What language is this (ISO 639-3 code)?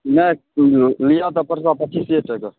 mai